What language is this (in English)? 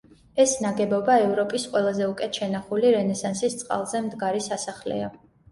Georgian